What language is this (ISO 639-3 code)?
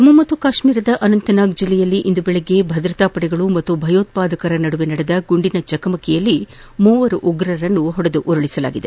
kan